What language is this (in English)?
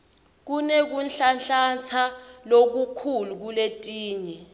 Swati